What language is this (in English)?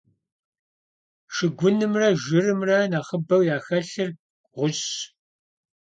Kabardian